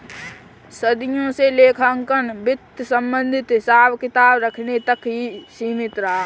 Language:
Hindi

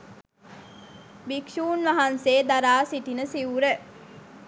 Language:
Sinhala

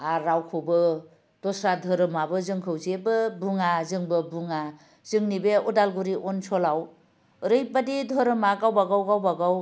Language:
Bodo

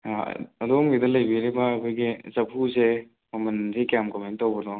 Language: Manipuri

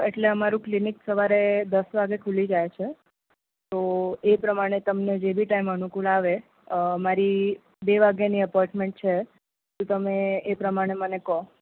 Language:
Gujarati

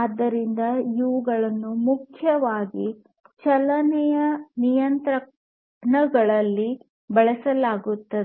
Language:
Kannada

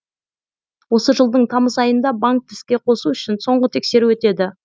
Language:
Kazakh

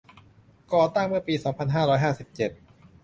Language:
Thai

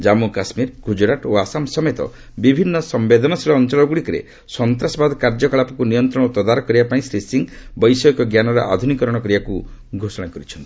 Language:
Odia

